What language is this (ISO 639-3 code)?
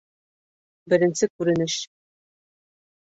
bak